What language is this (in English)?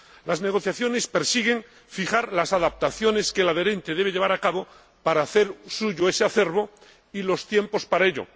Spanish